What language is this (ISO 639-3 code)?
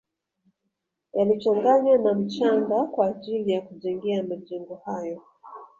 swa